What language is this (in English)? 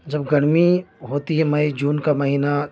Urdu